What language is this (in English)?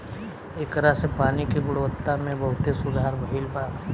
Bhojpuri